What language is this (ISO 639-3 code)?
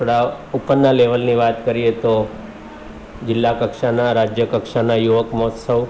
guj